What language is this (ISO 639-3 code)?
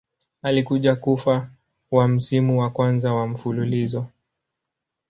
swa